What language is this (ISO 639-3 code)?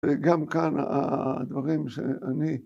heb